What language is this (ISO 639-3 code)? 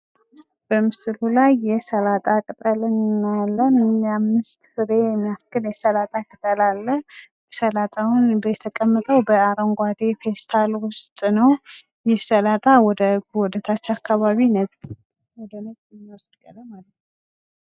amh